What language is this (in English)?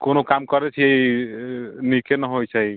Maithili